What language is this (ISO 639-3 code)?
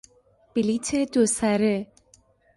fas